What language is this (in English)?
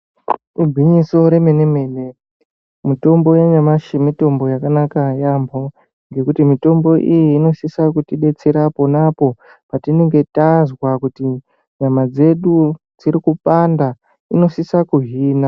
Ndau